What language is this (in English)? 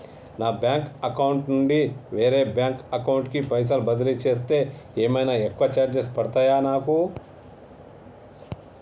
Telugu